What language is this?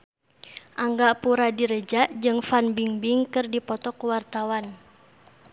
Sundanese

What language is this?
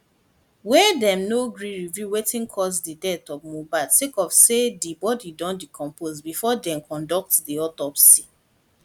Nigerian Pidgin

